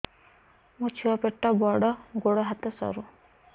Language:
Odia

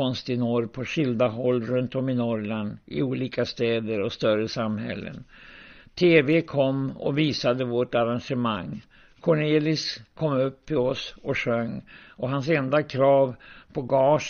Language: Swedish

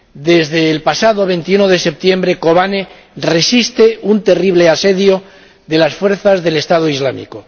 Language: Spanish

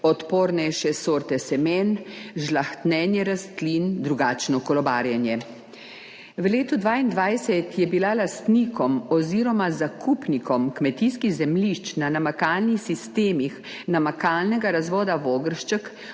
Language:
Slovenian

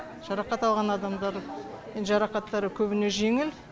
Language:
Kazakh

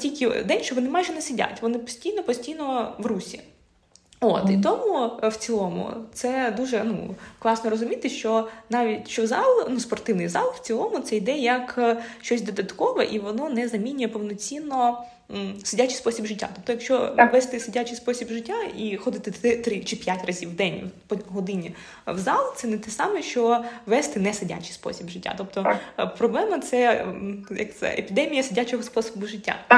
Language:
Ukrainian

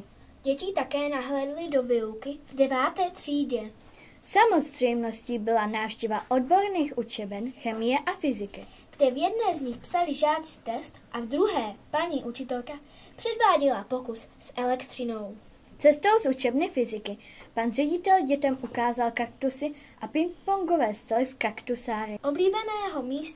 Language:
Czech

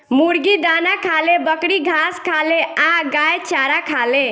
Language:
Bhojpuri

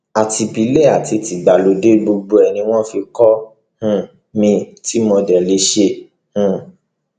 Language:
Yoruba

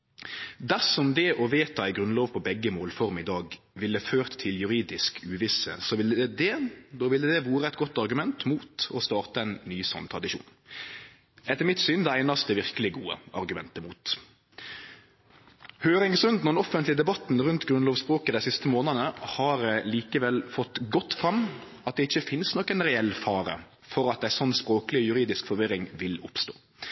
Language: Norwegian Nynorsk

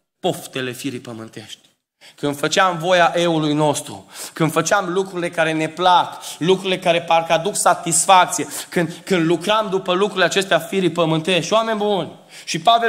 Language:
Romanian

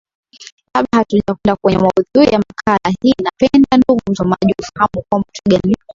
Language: Swahili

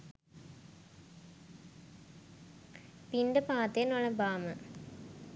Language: Sinhala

